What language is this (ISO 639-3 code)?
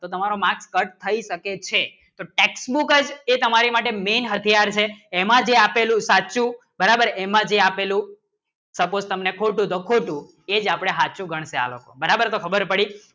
guj